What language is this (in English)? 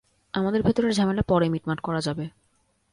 Bangla